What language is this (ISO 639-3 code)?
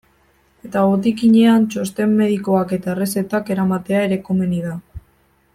eus